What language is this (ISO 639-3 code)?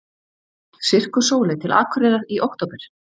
isl